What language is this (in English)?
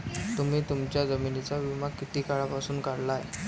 Marathi